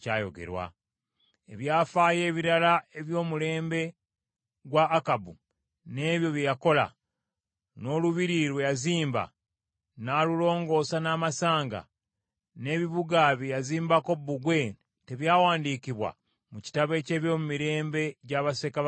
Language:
Ganda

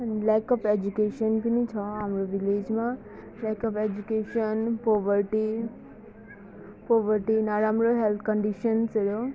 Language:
Nepali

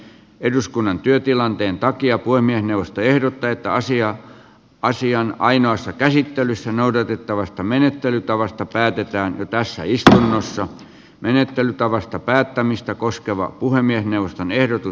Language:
Finnish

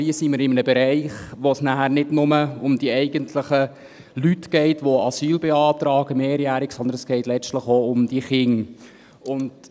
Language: Swiss German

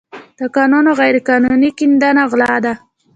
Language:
Pashto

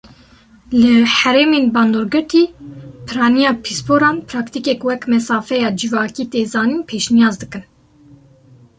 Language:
Kurdish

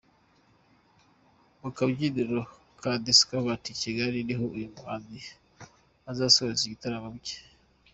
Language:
Kinyarwanda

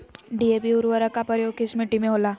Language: Magahi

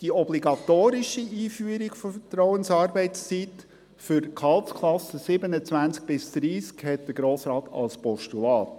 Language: Swiss German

